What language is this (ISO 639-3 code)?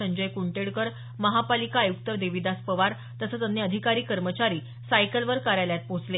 mar